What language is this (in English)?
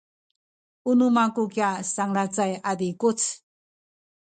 Sakizaya